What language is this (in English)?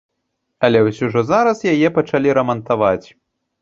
Belarusian